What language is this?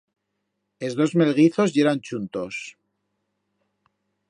Aragonese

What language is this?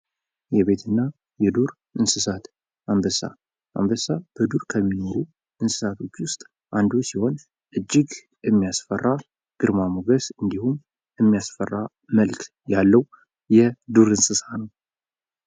Amharic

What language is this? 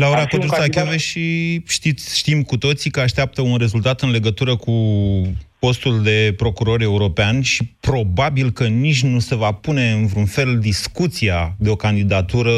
Romanian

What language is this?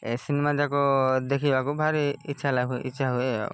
Odia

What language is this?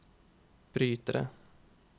Norwegian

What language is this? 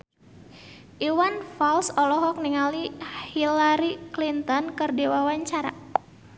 Sundanese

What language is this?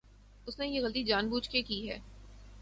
Urdu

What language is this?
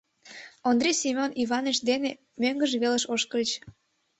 Mari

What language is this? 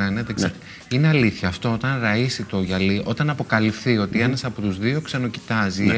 Greek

